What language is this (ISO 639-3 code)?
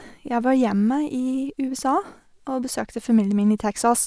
nor